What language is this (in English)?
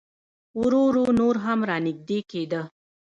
Pashto